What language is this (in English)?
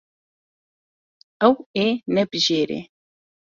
Kurdish